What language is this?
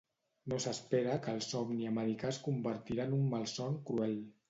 Catalan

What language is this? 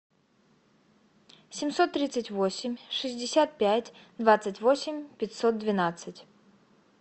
Russian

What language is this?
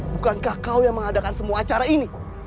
Indonesian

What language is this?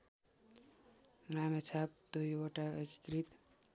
Nepali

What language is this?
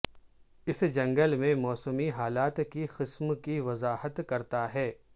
Urdu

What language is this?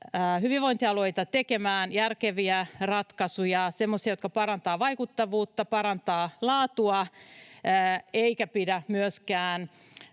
Finnish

